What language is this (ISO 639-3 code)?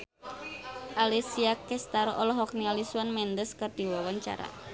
sun